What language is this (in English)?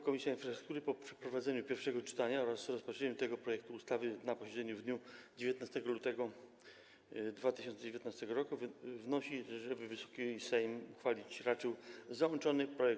Polish